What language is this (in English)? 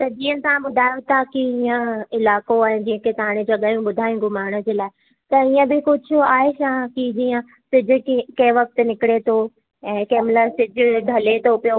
Sindhi